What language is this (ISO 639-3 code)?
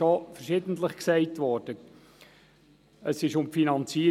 gsw